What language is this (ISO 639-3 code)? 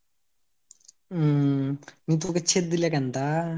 ben